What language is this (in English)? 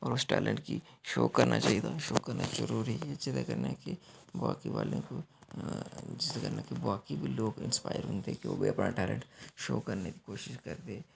Dogri